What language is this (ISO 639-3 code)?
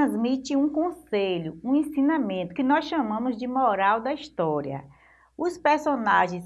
por